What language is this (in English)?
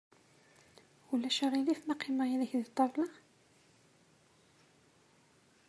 Kabyle